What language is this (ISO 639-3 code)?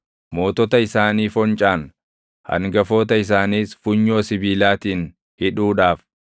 orm